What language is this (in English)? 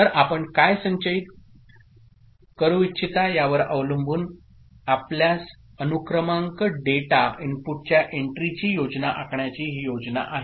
Marathi